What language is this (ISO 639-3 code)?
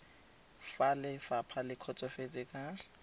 tsn